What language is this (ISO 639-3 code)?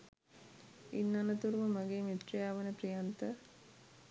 sin